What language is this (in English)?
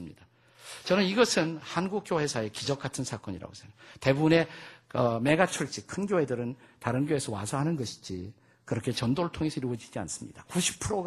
Korean